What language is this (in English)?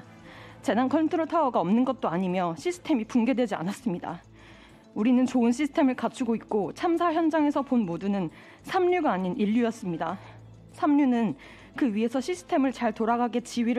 Korean